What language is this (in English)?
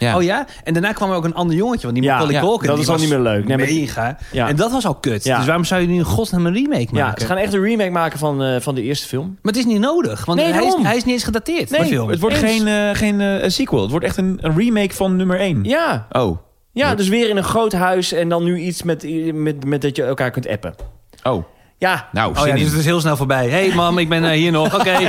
Dutch